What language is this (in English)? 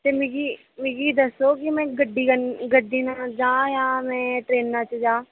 Dogri